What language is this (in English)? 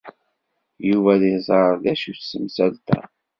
Kabyle